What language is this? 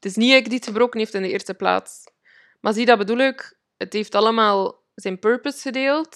Dutch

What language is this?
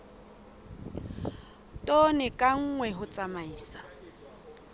Southern Sotho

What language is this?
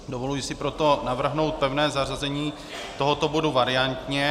Czech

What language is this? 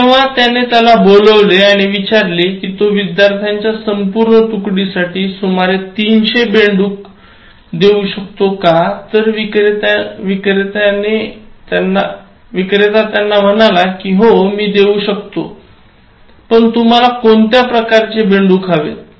Marathi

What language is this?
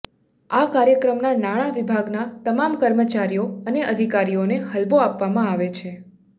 Gujarati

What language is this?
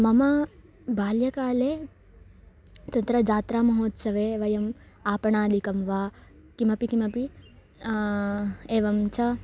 Sanskrit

